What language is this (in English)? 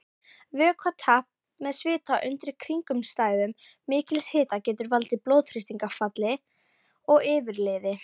Icelandic